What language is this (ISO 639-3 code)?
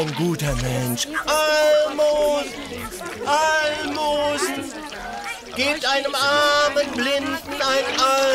deu